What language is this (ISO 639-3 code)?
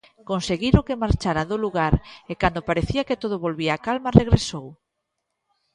glg